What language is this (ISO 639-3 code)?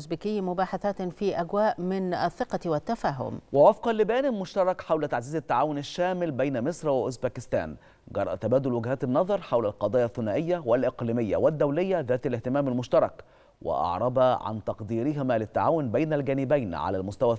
ara